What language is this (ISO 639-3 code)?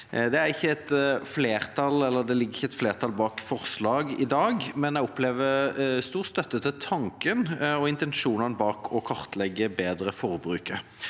nor